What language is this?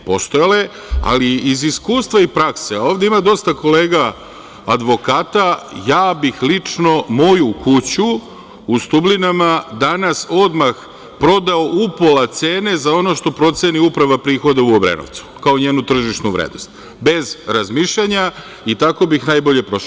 Serbian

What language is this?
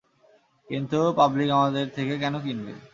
Bangla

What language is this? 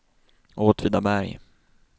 Swedish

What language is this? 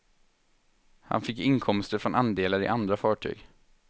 Swedish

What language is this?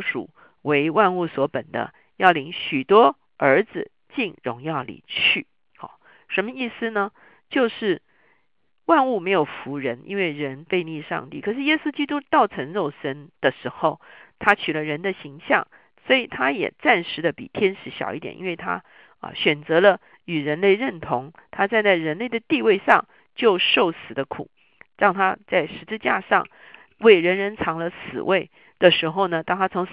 Chinese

